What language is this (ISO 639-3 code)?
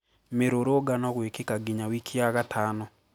kik